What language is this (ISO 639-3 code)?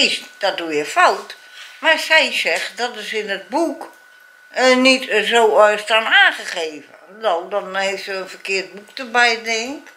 nld